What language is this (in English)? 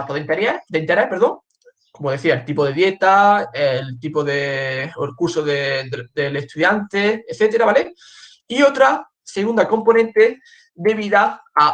Spanish